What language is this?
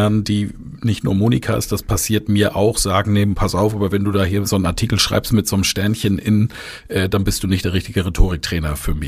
German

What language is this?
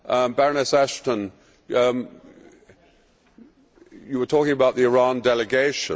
English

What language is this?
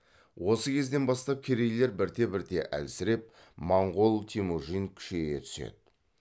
Kazakh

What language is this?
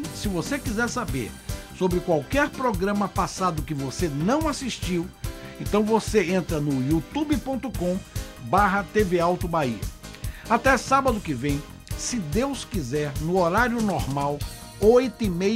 Portuguese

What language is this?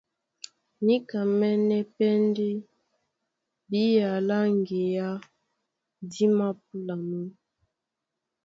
Duala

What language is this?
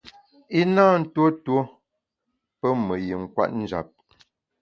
Bamun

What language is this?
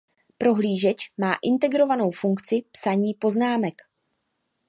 Czech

